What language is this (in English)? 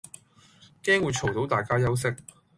Cantonese